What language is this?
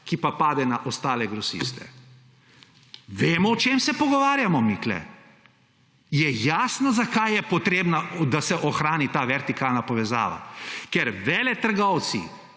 Slovenian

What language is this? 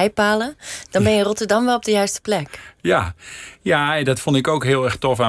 Dutch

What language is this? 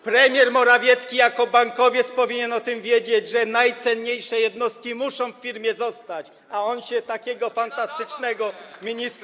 Polish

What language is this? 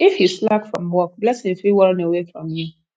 Nigerian Pidgin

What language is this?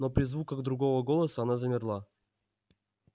Russian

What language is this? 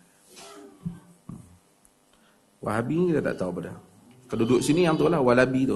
Malay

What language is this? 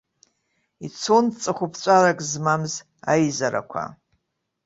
Abkhazian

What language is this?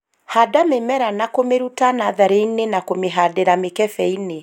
Kikuyu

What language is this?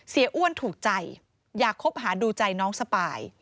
Thai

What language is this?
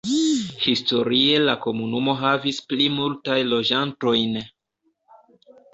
Esperanto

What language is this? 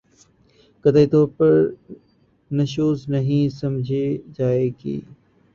Urdu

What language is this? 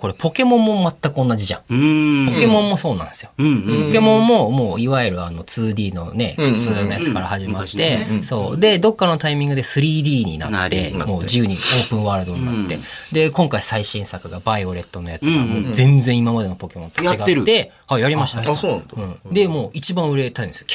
Japanese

